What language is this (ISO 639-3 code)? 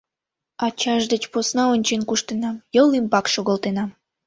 chm